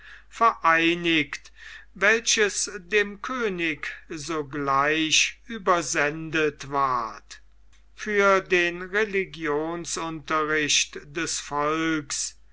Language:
German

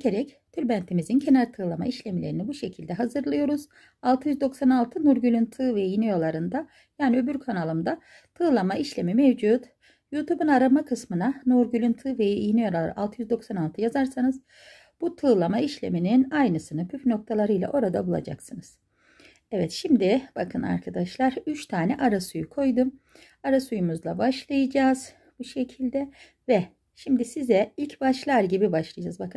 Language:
Turkish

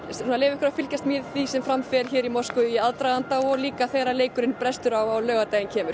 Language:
Icelandic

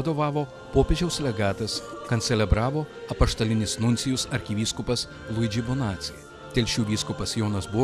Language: Lithuanian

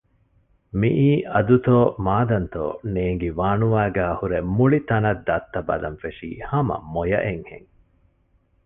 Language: Divehi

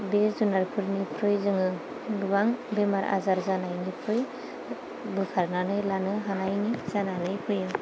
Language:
Bodo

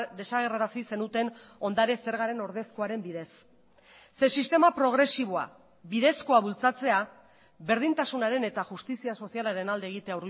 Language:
Basque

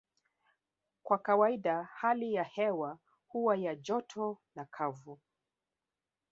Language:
Swahili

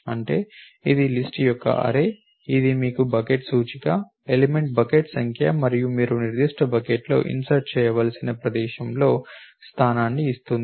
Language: Telugu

